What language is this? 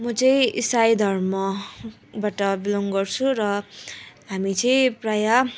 Nepali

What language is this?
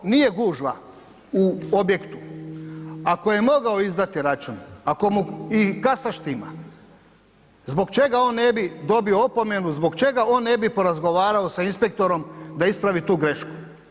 Croatian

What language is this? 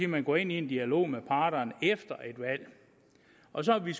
Danish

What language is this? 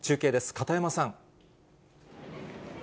Japanese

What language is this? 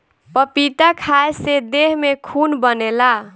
Bhojpuri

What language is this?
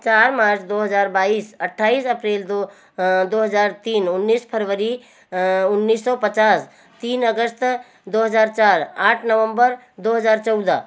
Hindi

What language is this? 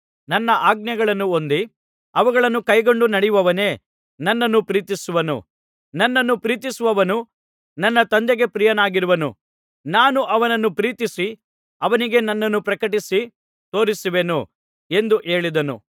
Kannada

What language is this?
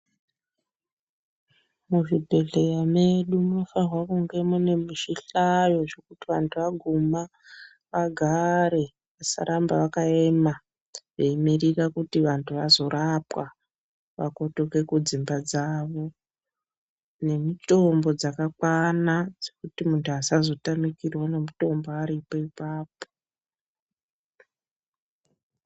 Ndau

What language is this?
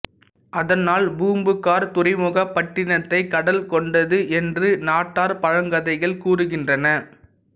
Tamil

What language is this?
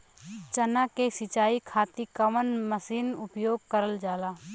Bhojpuri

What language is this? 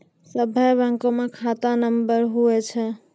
Maithili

